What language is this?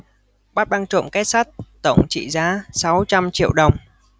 Vietnamese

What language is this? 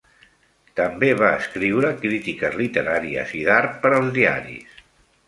Catalan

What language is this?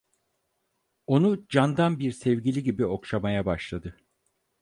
Turkish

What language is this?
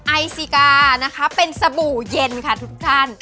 Thai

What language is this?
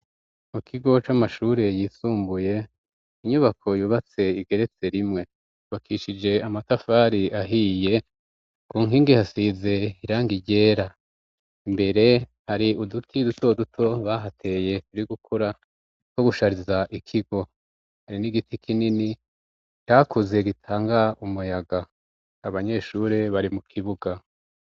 Rundi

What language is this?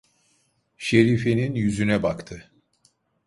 Turkish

